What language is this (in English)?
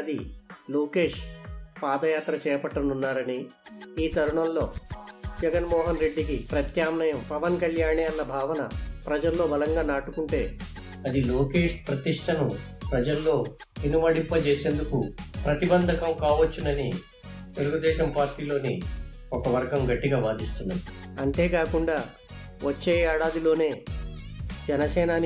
Telugu